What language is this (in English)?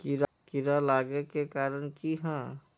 Magahi